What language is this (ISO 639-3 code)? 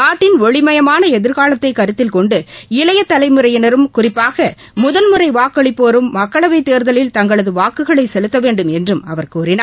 tam